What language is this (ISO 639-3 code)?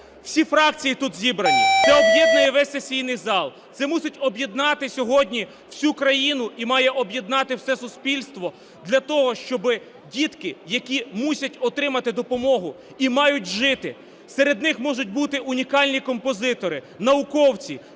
ukr